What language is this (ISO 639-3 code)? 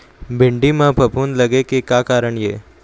hne